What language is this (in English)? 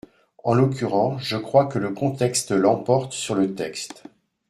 French